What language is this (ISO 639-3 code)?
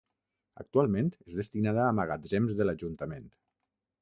cat